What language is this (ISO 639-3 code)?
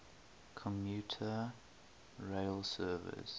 eng